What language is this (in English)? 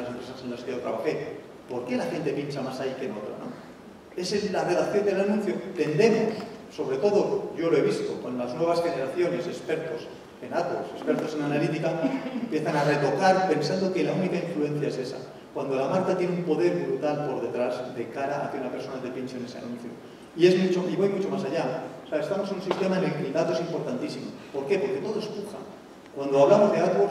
Spanish